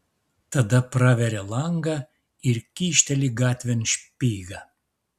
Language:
Lithuanian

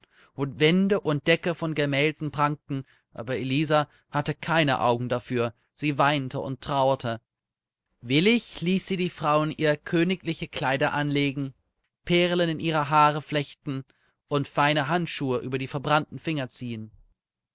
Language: German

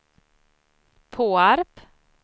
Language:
Swedish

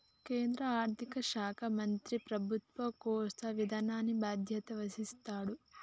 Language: Telugu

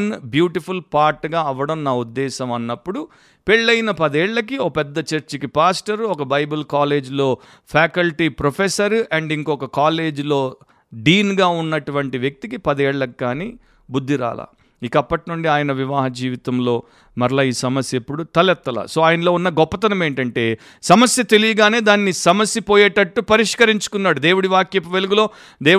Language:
Telugu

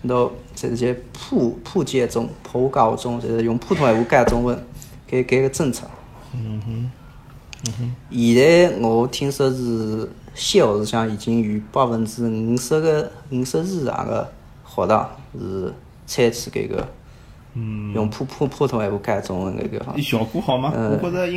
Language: Chinese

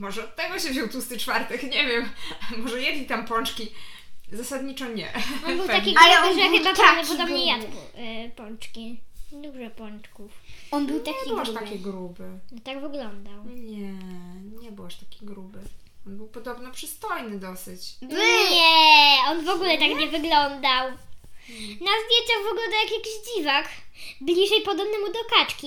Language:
Polish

